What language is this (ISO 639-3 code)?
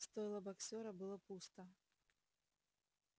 rus